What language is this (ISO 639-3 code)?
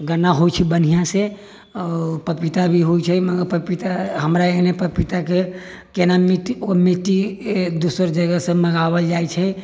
mai